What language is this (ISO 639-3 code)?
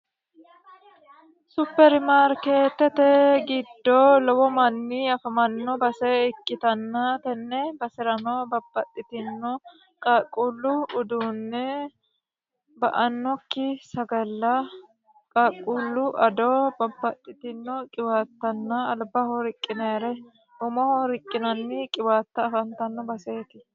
sid